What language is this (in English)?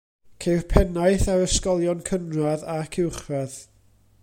Welsh